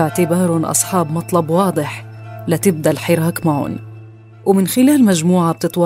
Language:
Arabic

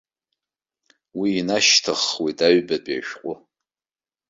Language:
Abkhazian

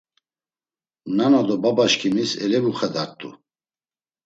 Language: Laz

